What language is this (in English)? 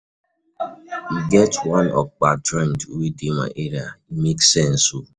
Nigerian Pidgin